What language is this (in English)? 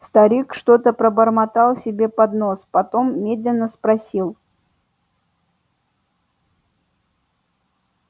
Russian